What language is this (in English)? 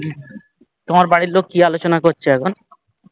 Bangla